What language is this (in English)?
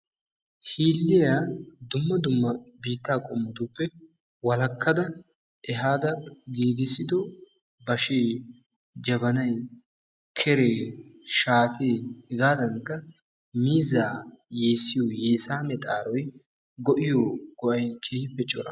Wolaytta